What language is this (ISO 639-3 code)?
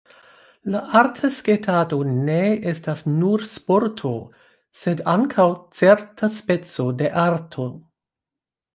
epo